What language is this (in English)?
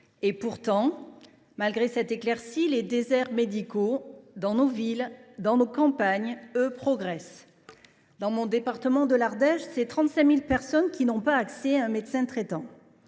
French